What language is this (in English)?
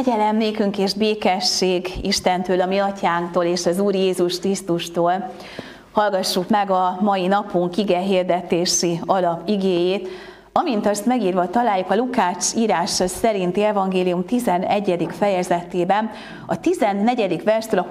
Hungarian